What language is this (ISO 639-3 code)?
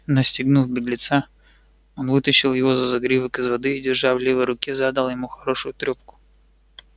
rus